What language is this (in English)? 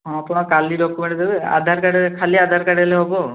Odia